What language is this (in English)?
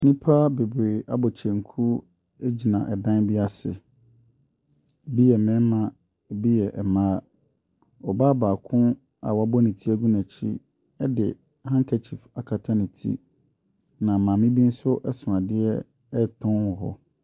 Akan